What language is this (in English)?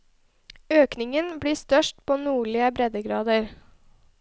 Norwegian